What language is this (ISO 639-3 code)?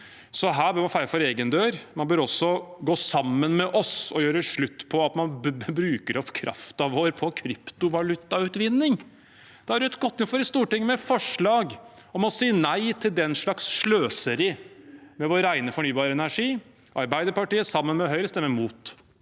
nor